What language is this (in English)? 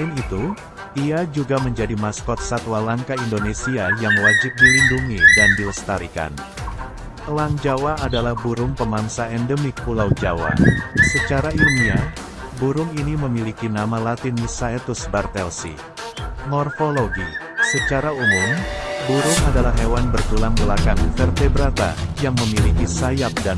Indonesian